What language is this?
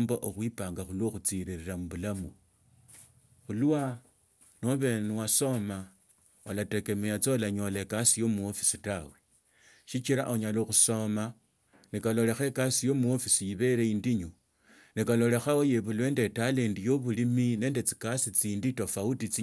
Tsotso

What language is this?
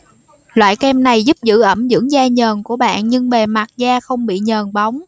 Vietnamese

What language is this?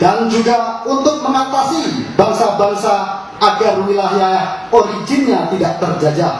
Indonesian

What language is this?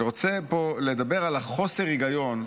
Hebrew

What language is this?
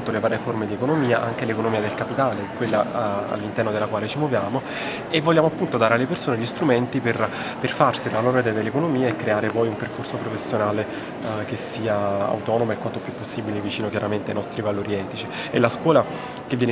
Italian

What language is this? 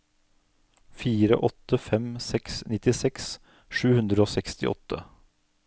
Norwegian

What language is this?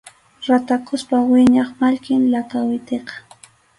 Arequipa-La Unión Quechua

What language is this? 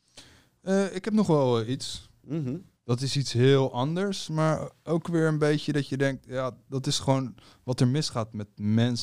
Dutch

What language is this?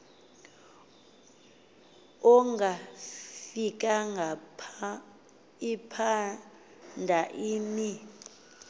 Xhosa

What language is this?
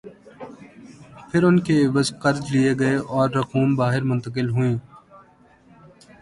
Urdu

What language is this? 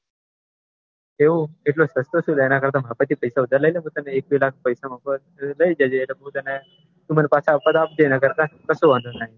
Gujarati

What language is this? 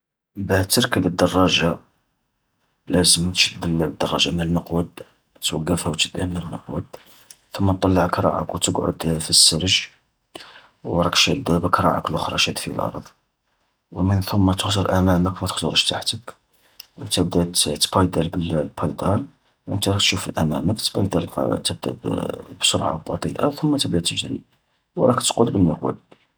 Algerian Arabic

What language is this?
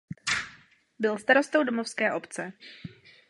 Czech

